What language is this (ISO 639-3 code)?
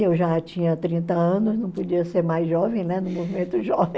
por